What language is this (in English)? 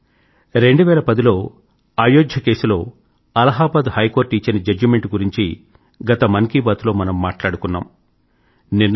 Telugu